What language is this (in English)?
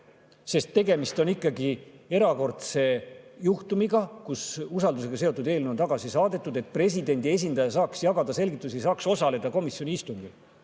Estonian